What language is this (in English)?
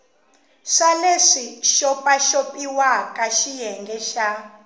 Tsonga